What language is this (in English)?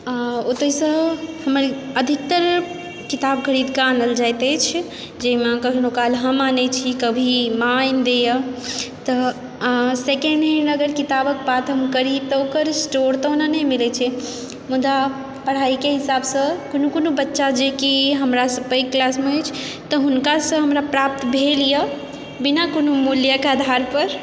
Maithili